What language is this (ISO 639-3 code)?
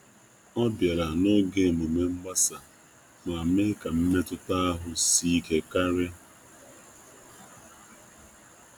ibo